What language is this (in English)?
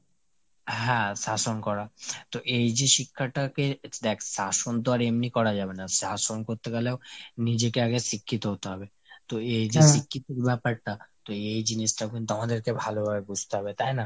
Bangla